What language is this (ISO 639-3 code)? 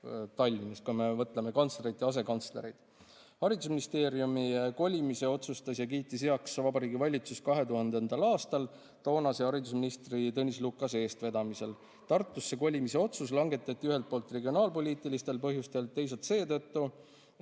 est